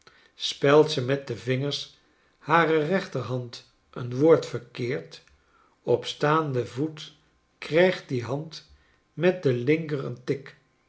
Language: Dutch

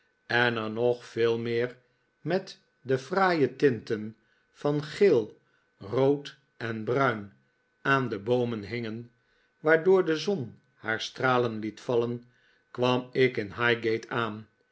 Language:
Dutch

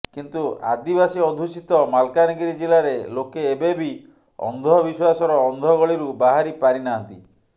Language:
Odia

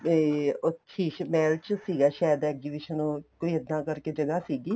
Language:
Punjabi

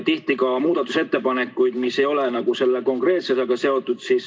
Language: Estonian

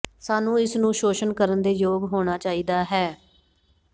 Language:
Punjabi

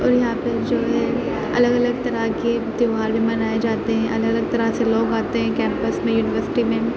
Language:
Urdu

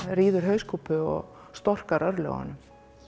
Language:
Icelandic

